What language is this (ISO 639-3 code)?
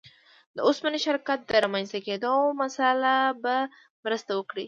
pus